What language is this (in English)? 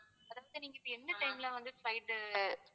Tamil